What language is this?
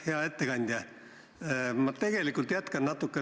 Estonian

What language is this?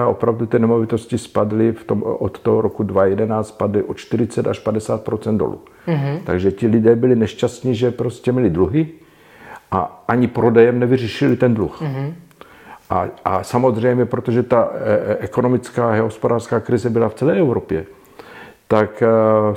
Czech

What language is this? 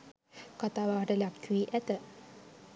Sinhala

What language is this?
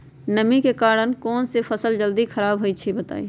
Magahi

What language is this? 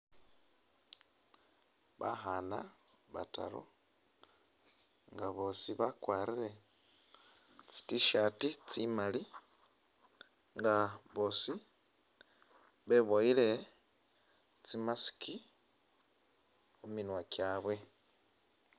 Masaaba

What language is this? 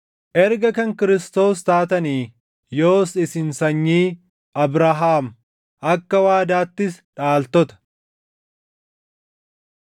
Oromo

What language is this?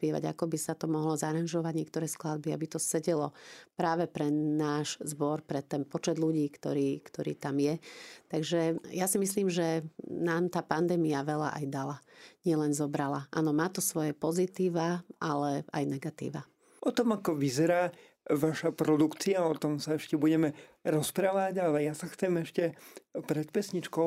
Slovak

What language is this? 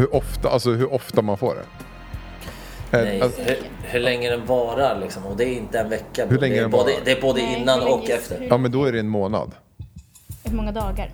Swedish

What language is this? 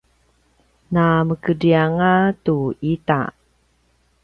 Paiwan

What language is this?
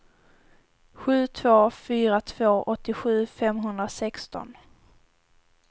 Swedish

